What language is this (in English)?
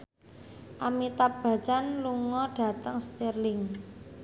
Javanese